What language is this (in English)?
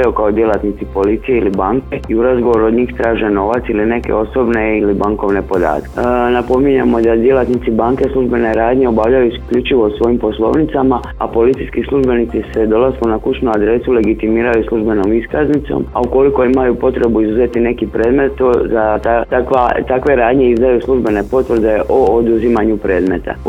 Croatian